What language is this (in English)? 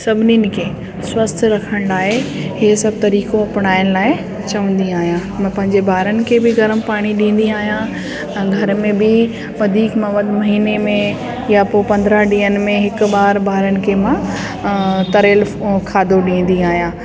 Sindhi